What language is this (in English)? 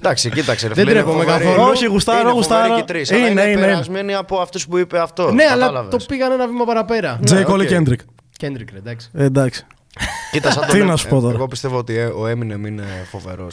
Greek